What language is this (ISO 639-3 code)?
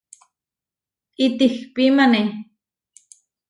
var